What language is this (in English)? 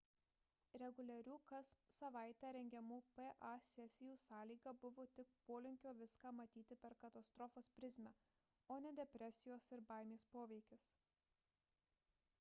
Lithuanian